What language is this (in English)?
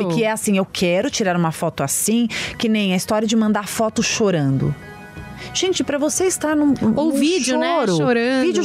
Portuguese